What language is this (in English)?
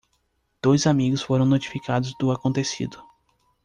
Portuguese